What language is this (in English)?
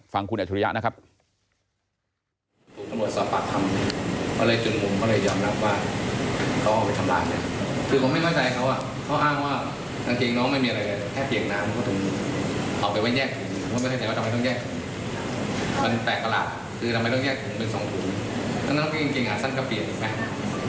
Thai